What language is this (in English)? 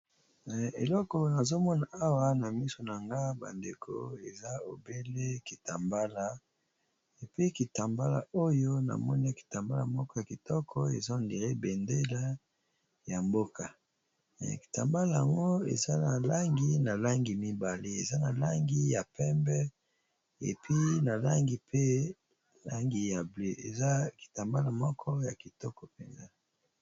Lingala